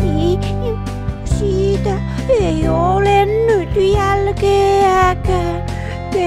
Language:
Thai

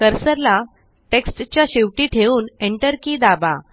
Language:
Marathi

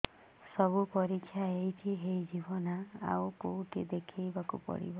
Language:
Odia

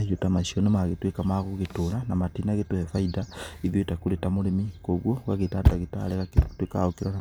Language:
Kikuyu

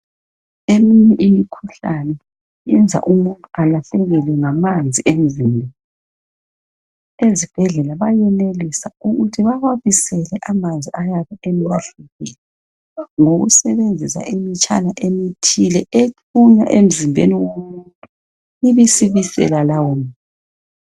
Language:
North Ndebele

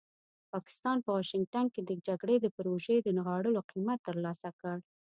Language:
Pashto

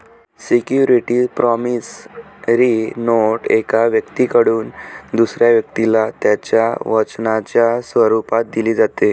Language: Marathi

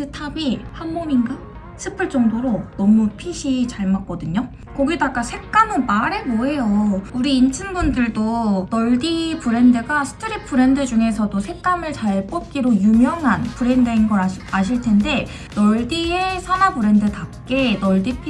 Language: Korean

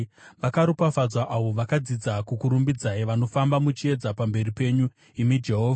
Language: Shona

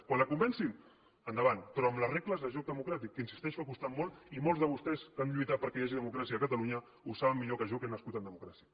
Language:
Catalan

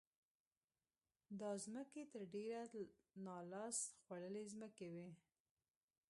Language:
Pashto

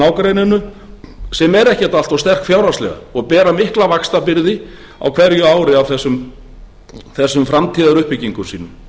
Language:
Icelandic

